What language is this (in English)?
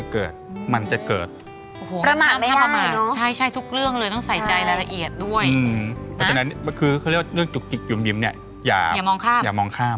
Thai